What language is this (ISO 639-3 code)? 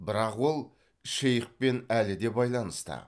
kaz